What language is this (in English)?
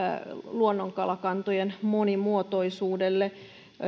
Finnish